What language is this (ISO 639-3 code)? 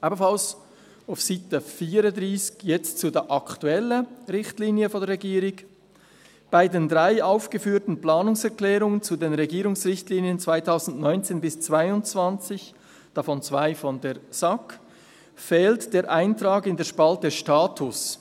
gsw